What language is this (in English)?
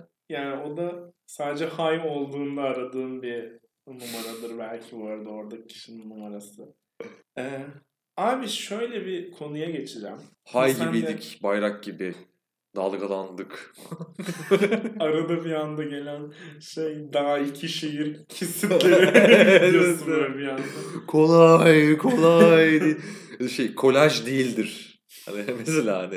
Turkish